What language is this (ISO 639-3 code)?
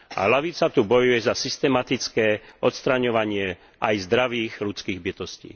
slk